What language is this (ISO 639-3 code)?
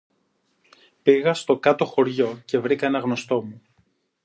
ell